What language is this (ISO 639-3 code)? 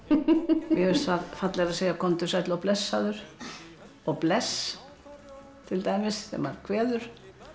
isl